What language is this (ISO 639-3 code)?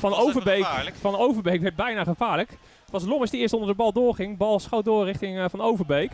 nld